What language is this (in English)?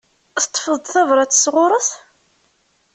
Kabyle